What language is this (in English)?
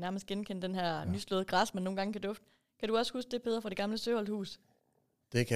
Danish